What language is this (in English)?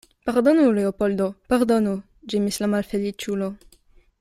Esperanto